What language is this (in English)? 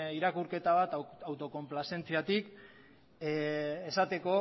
Basque